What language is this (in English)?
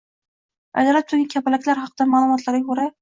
Uzbek